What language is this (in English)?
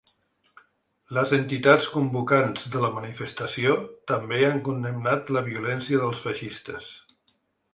Catalan